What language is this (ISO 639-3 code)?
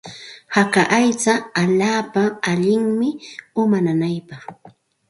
qxt